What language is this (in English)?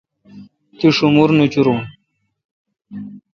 Kalkoti